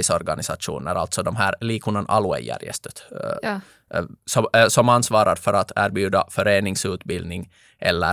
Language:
Swedish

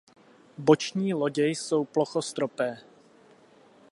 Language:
Czech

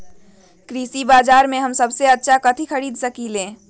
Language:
Magahi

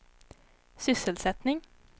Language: Swedish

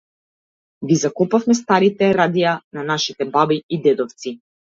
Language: Macedonian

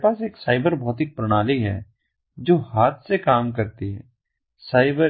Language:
Hindi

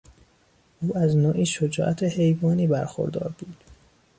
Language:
Persian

